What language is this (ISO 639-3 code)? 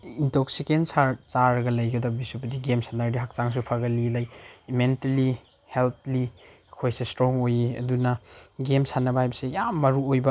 mni